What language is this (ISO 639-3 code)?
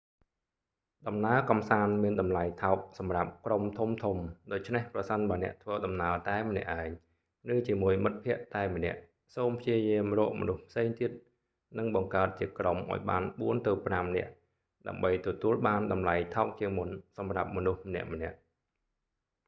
khm